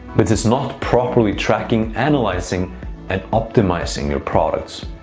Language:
English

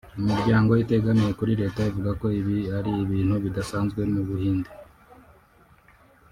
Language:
Kinyarwanda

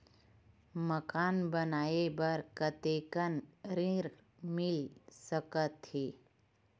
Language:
Chhattisgarhi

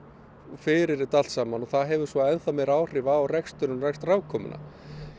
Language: Icelandic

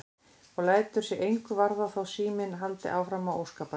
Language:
Icelandic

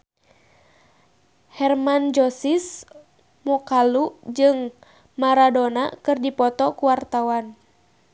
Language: Sundanese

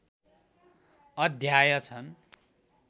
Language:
Nepali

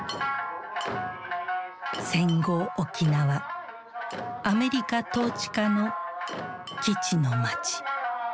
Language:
Japanese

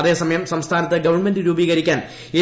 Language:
Malayalam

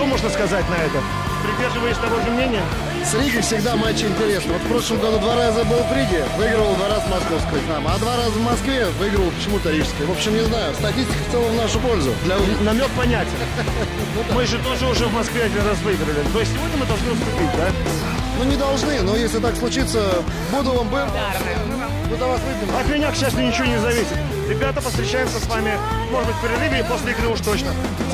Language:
Russian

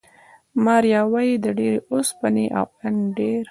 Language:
Pashto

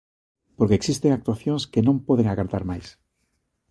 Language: Galician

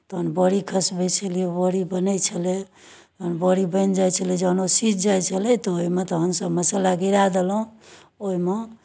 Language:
Maithili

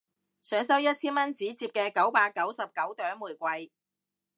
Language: Cantonese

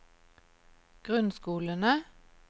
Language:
Norwegian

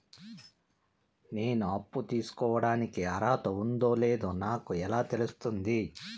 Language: Telugu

